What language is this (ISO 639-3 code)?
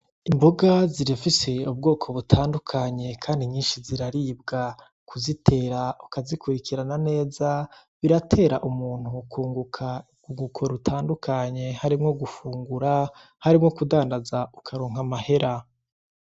run